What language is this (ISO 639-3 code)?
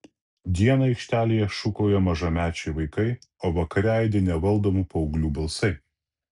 lit